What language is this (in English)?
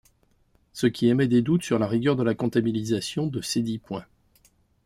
French